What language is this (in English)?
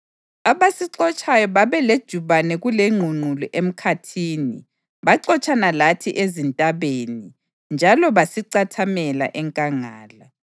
North Ndebele